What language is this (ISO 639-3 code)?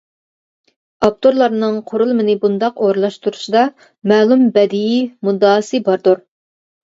uig